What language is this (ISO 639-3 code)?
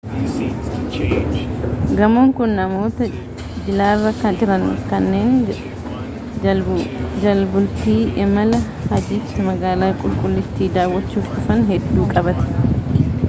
orm